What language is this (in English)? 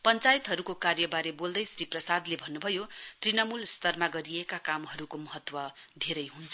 Nepali